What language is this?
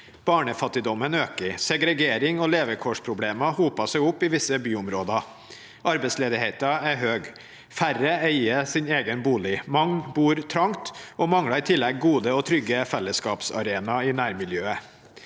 Norwegian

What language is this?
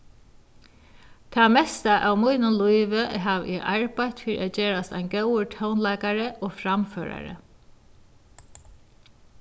Faroese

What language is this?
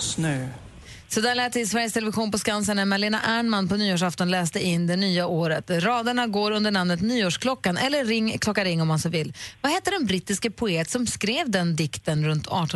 Swedish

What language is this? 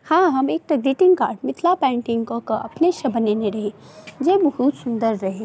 Maithili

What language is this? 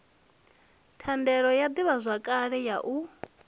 Venda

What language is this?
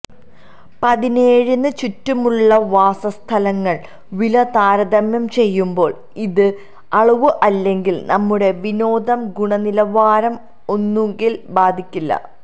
Malayalam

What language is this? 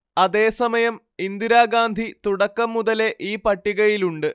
Malayalam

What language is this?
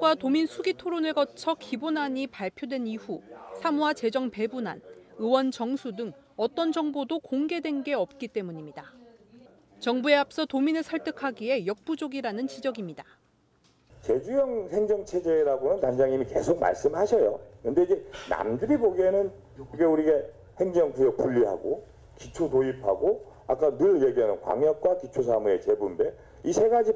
Korean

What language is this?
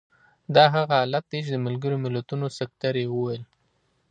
Pashto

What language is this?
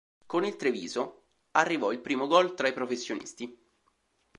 Italian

